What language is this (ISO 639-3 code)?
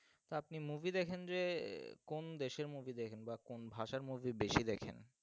ben